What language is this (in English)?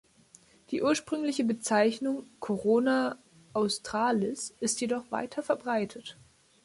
German